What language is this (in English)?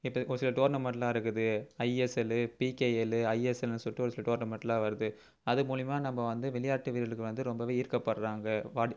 Tamil